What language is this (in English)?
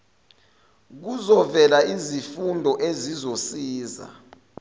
Zulu